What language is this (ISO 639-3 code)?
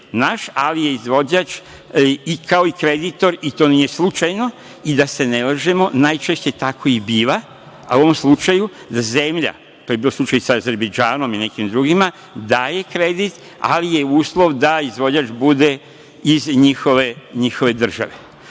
srp